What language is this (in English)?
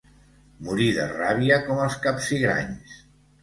Catalan